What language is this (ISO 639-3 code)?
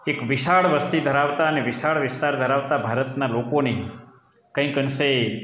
guj